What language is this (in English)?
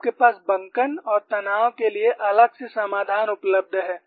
Hindi